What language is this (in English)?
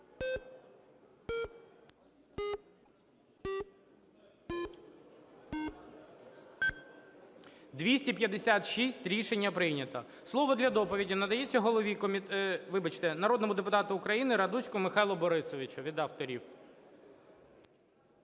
Ukrainian